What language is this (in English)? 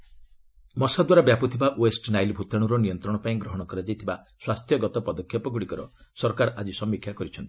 Odia